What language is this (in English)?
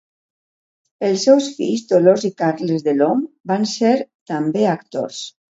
Catalan